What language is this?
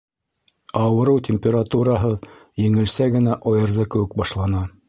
Bashkir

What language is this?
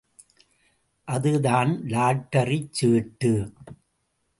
Tamil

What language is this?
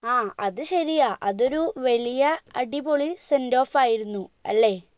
Malayalam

